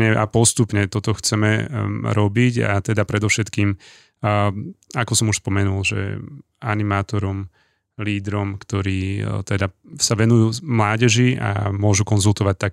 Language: Slovak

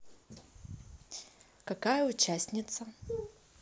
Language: Russian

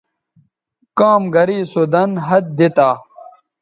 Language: Bateri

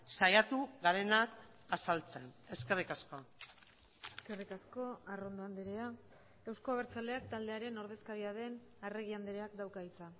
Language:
Basque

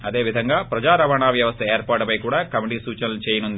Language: Telugu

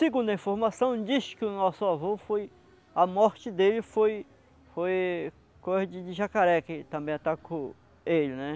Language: Portuguese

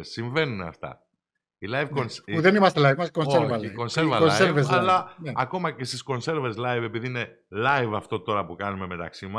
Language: Greek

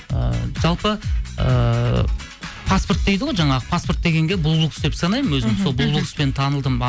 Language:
Kazakh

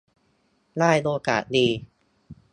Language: Thai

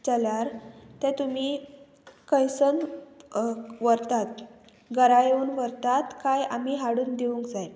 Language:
Konkani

